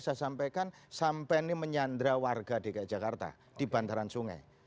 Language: Indonesian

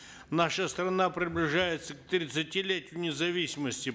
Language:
Kazakh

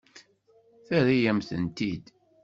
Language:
Kabyle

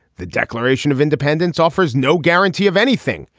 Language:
English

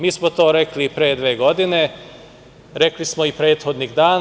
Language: Serbian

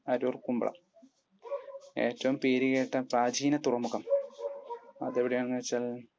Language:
Malayalam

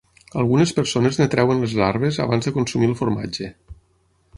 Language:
Catalan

